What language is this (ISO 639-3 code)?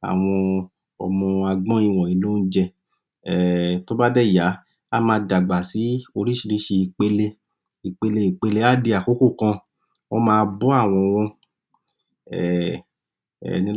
yor